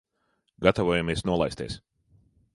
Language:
Latvian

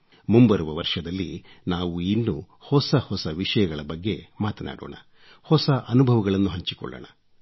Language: Kannada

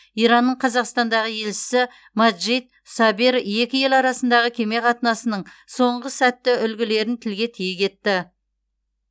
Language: Kazakh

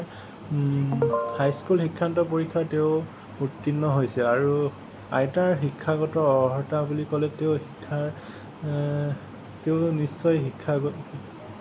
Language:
Assamese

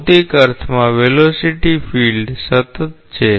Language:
Gujarati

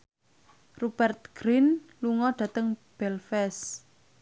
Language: Javanese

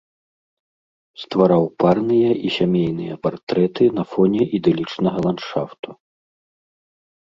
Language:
Belarusian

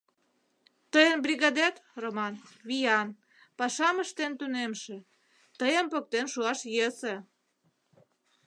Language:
Mari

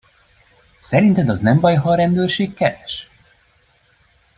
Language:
Hungarian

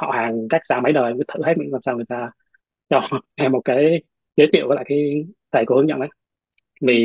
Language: Vietnamese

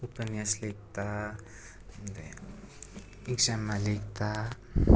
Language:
Nepali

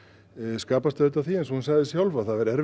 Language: Icelandic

